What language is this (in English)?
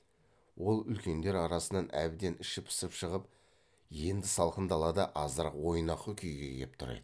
Kazakh